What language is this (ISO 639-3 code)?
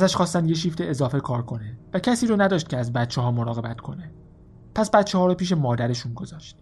fas